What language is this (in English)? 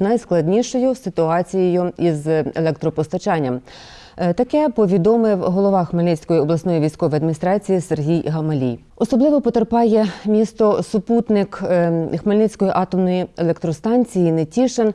Ukrainian